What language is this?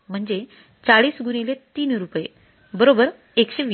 Marathi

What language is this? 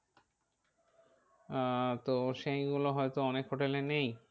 Bangla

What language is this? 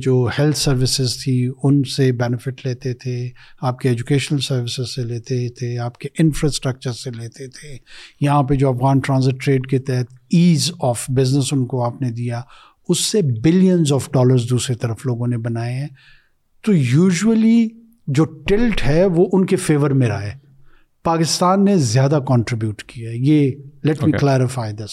Urdu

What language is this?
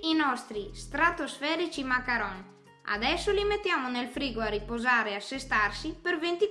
Italian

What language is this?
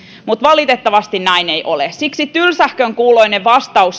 Finnish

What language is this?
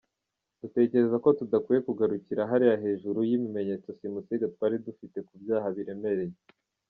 Kinyarwanda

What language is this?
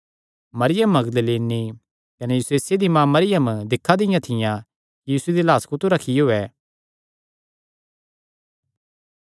Kangri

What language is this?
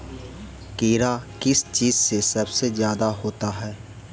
Magahi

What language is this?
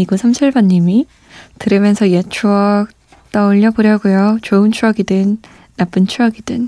Korean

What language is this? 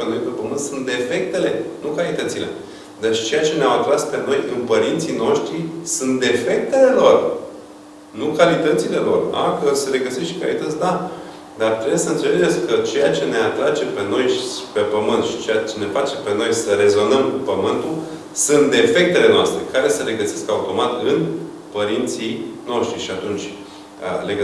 Romanian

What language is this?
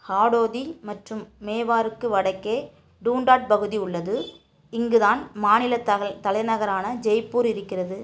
Tamil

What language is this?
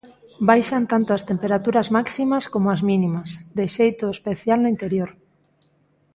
Galician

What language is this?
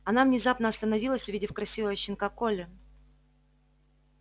Russian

